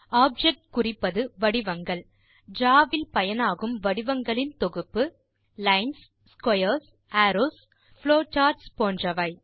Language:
Tamil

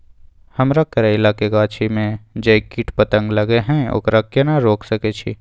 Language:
Maithili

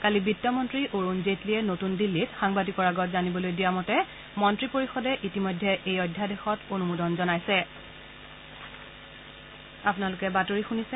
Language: Assamese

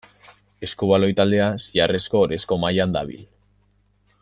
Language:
Basque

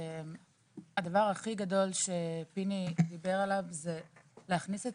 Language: Hebrew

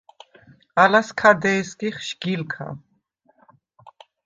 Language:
Svan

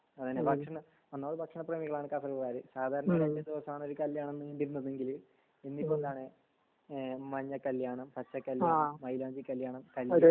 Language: Malayalam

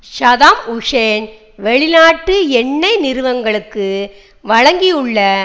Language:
Tamil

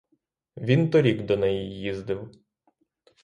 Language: Ukrainian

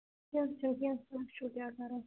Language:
Kashmiri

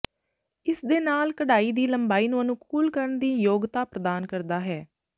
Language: Punjabi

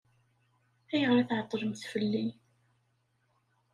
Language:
Kabyle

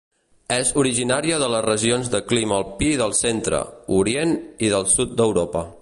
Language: Catalan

